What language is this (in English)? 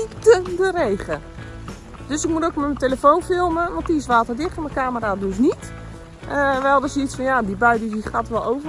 Dutch